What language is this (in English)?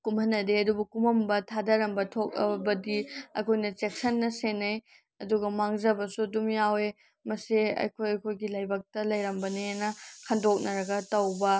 Manipuri